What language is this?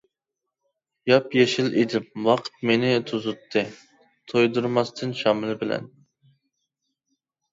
Uyghur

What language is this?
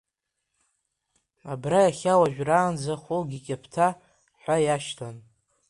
Abkhazian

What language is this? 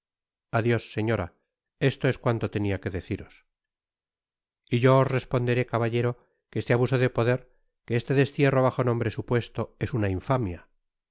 Spanish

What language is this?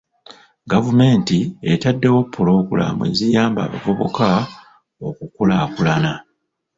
Ganda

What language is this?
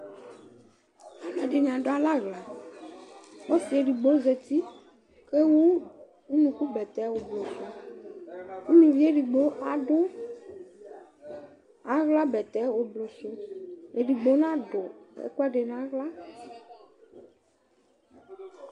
Ikposo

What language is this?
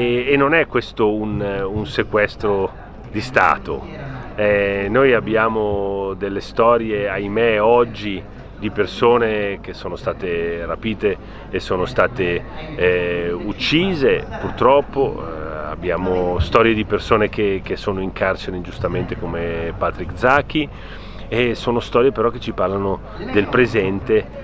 Italian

